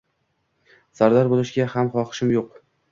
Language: Uzbek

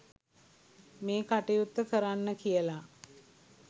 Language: Sinhala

